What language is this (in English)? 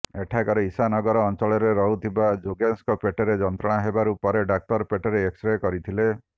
Odia